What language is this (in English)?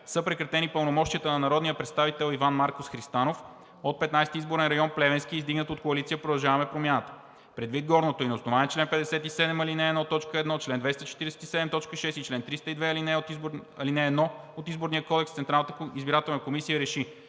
Bulgarian